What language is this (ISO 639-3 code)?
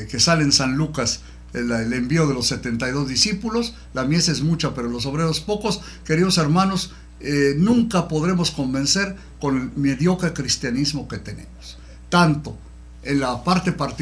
spa